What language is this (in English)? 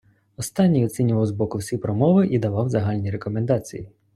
Ukrainian